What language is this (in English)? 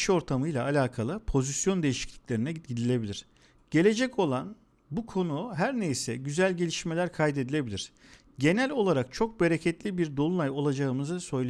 Turkish